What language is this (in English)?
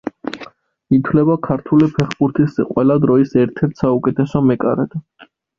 Georgian